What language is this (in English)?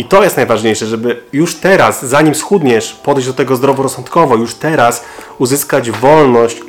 Polish